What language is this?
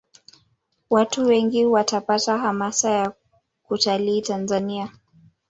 Swahili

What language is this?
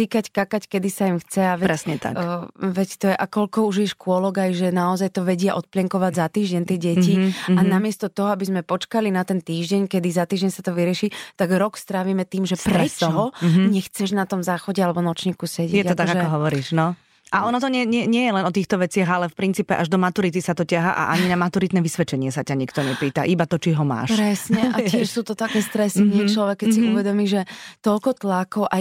Slovak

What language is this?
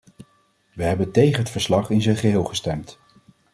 Dutch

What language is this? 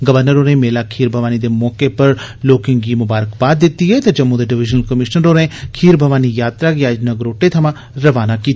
Dogri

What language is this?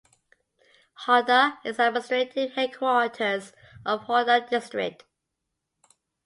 English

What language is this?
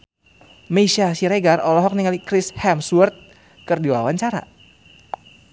Sundanese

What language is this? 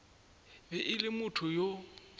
Northern Sotho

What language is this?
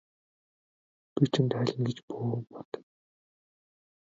Mongolian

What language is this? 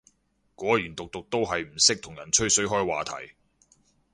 Cantonese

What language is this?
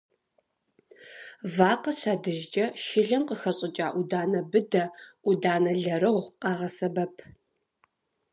Kabardian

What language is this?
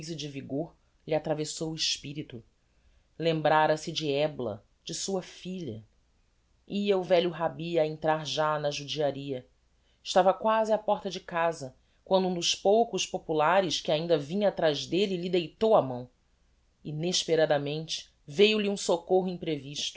Portuguese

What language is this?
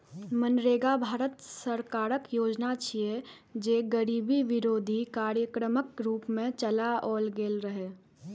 Maithili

